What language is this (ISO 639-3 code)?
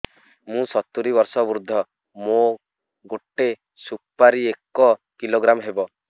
ori